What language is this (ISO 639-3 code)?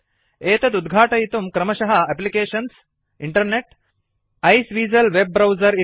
san